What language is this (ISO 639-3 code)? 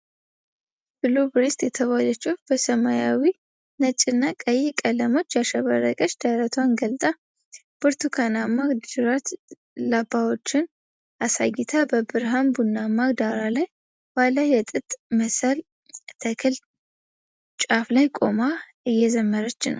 amh